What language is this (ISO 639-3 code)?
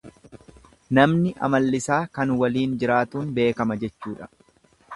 orm